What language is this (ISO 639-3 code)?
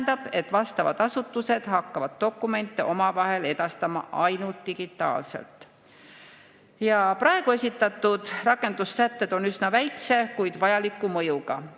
est